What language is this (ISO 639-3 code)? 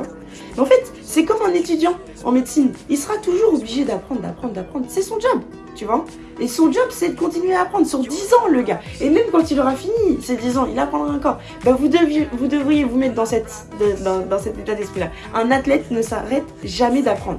fra